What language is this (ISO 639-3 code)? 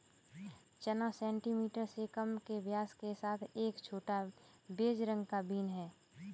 hin